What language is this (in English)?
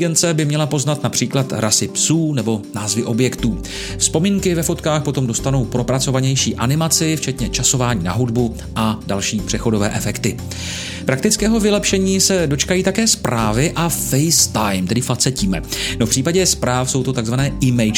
Czech